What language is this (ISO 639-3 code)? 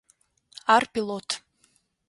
ady